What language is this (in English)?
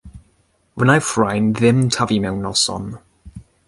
Welsh